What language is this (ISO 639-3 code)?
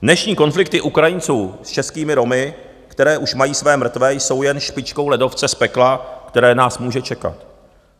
ces